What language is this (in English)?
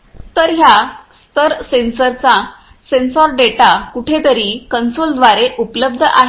Marathi